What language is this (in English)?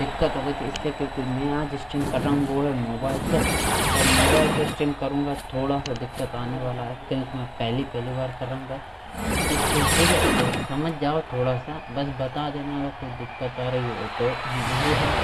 Hindi